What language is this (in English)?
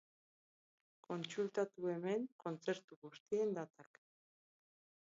Basque